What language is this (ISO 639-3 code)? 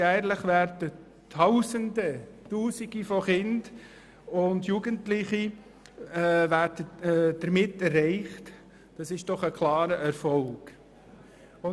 gsw